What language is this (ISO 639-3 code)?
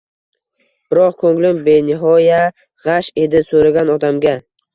uzb